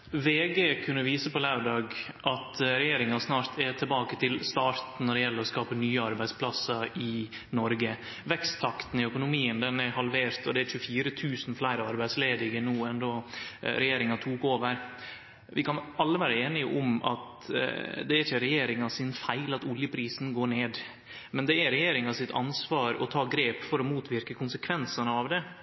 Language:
Norwegian Nynorsk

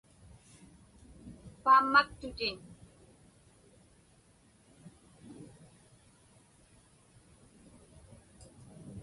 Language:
Inupiaq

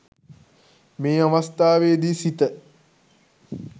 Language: Sinhala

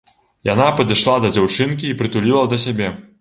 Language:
Belarusian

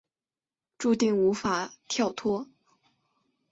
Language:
Chinese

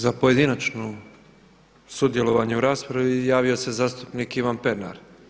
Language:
Croatian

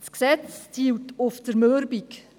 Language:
Swiss German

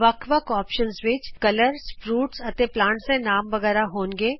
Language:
Punjabi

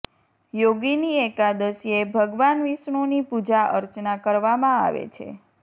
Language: Gujarati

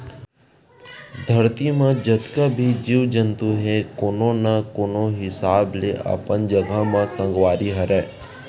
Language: Chhattisgarhi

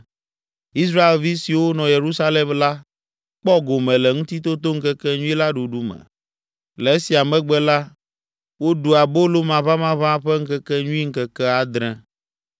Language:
Ewe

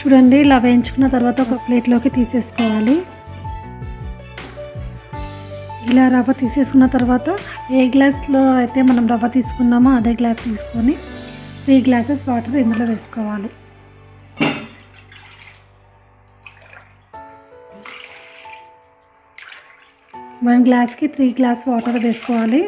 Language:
Hindi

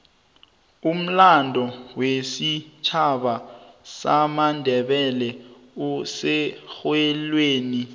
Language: South Ndebele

